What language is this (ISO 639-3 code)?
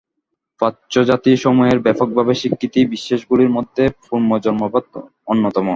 ben